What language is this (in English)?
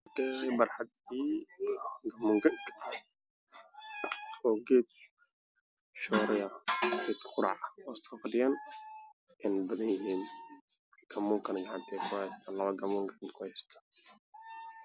Somali